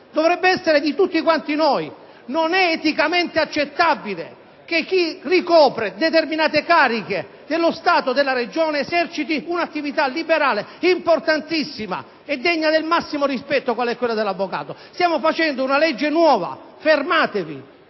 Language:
Italian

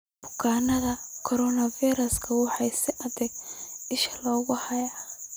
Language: Somali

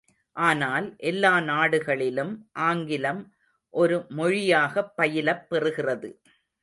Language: Tamil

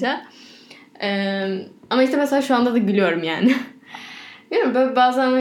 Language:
Turkish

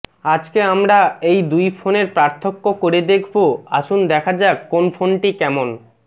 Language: Bangla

